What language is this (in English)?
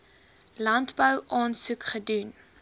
Afrikaans